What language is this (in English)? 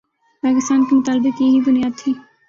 Urdu